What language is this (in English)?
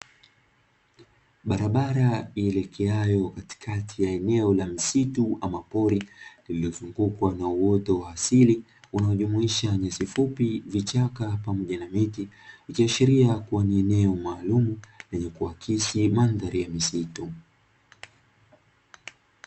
Swahili